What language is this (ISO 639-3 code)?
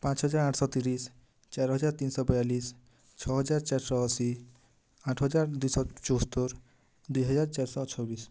ori